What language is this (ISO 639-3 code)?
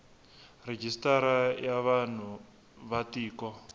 tso